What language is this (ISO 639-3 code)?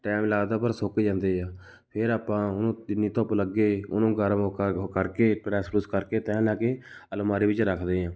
pan